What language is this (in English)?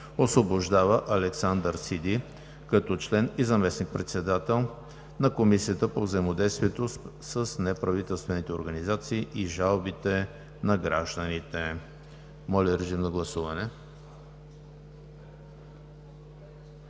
Bulgarian